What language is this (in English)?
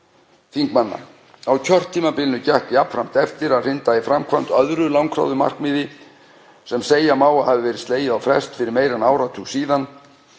Icelandic